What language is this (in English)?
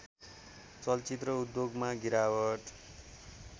Nepali